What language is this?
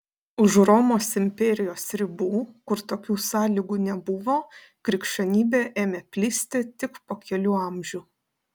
Lithuanian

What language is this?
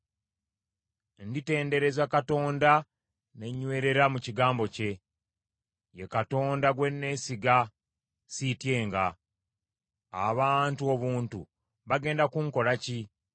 Ganda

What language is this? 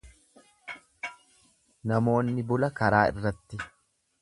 Oromo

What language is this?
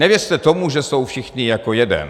Czech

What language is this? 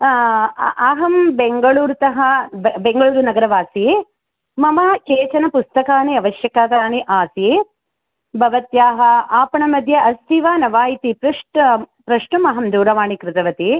Sanskrit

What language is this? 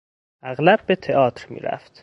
Persian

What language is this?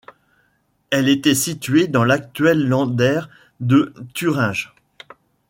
French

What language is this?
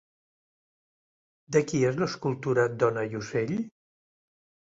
Catalan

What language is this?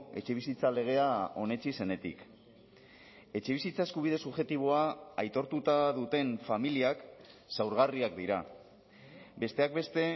Basque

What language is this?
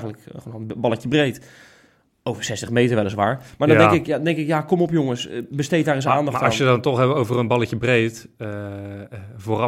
Dutch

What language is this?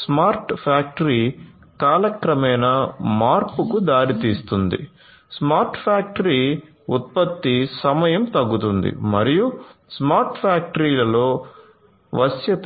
Telugu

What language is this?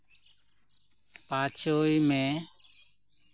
Santali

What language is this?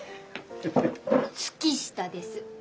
Japanese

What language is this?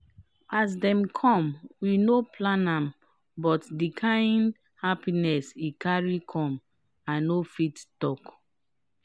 Nigerian Pidgin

